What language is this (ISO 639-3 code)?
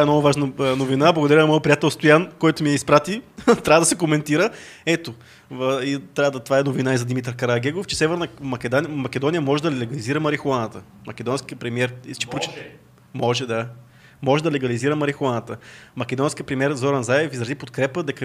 bul